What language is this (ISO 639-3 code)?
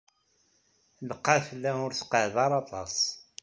kab